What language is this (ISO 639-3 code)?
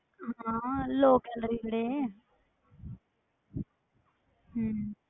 pan